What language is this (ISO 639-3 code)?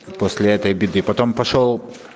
rus